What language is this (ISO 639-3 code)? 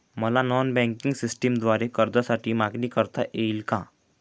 mar